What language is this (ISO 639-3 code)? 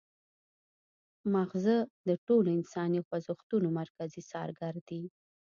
pus